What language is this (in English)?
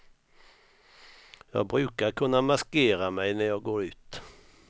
Swedish